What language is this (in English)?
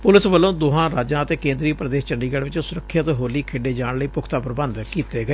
Punjabi